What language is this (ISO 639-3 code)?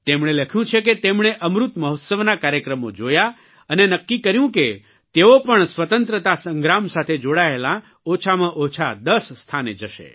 guj